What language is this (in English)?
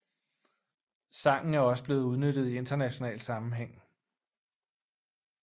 Danish